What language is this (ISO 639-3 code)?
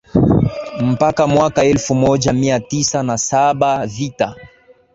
swa